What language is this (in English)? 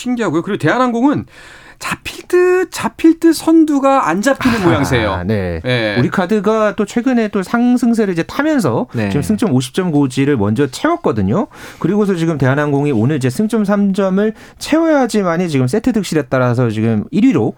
Korean